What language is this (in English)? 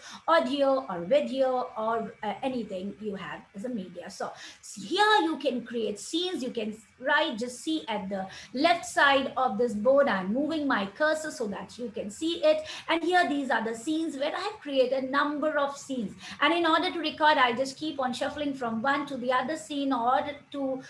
English